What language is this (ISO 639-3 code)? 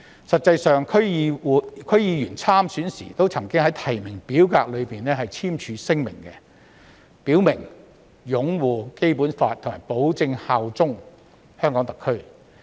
yue